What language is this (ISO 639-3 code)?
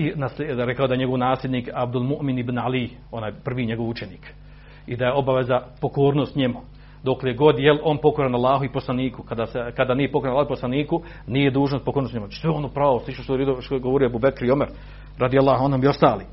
hrv